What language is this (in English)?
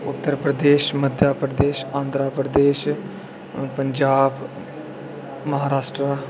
Dogri